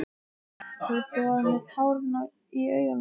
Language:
Icelandic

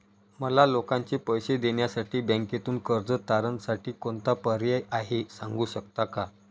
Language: Marathi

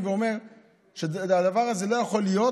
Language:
Hebrew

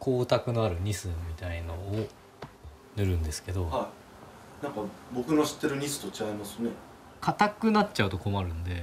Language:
Japanese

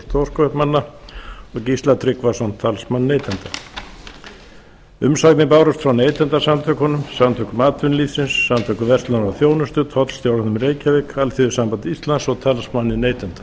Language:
Icelandic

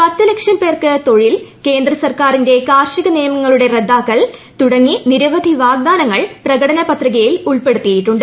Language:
Malayalam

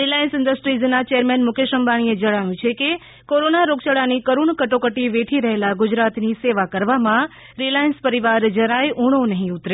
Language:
Gujarati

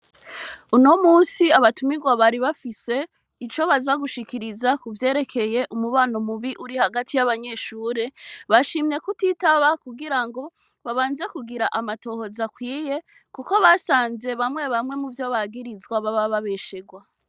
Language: Rundi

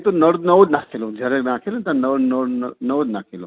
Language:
Gujarati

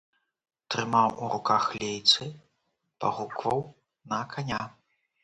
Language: Belarusian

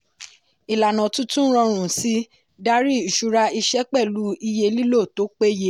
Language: Yoruba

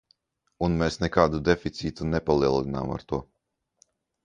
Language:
Latvian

